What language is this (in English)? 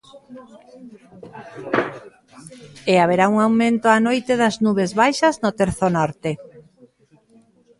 Galician